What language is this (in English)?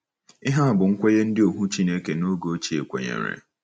Igbo